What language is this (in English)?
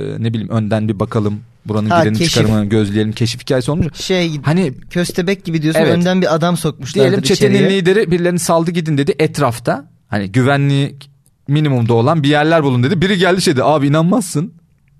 Turkish